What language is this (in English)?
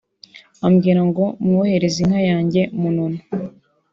Kinyarwanda